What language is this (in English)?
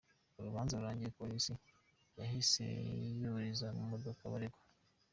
Kinyarwanda